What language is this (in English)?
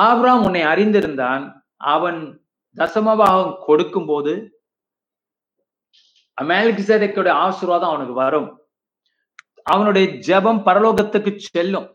Tamil